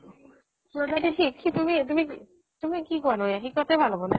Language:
Assamese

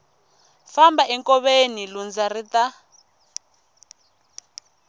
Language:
Tsonga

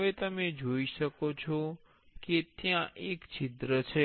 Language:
Gujarati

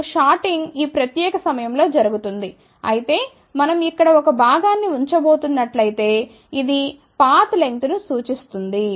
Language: Telugu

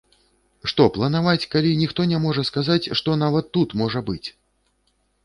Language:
Belarusian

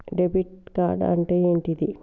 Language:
Telugu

